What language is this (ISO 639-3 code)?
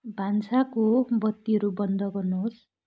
nep